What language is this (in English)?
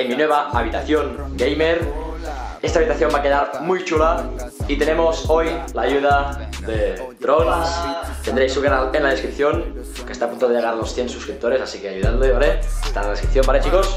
Spanish